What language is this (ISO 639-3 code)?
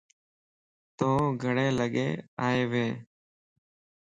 lss